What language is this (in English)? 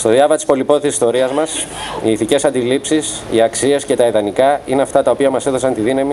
Greek